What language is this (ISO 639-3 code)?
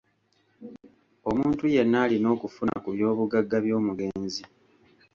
lug